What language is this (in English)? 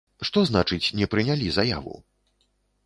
Belarusian